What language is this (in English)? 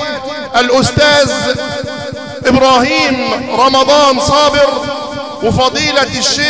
Arabic